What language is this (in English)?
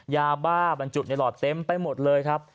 Thai